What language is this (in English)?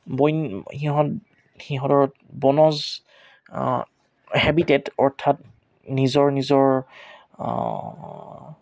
Assamese